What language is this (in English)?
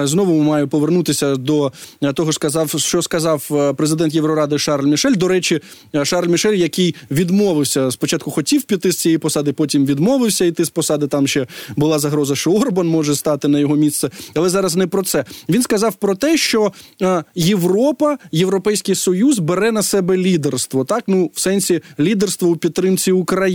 Ukrainian